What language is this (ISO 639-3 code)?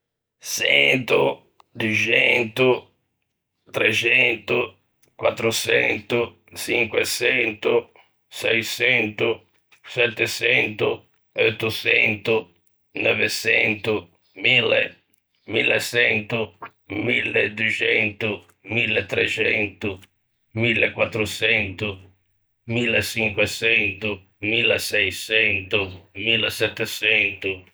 lij